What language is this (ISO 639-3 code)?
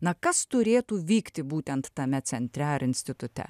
lit